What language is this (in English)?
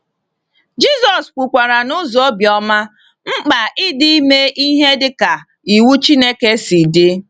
Igbo